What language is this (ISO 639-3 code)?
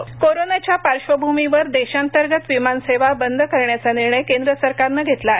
mar